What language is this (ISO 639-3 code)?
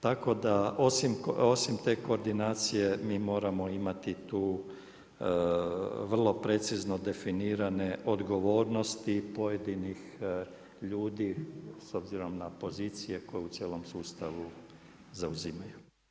hrv